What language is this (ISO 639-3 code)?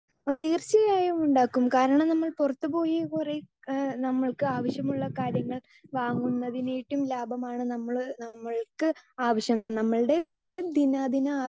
mal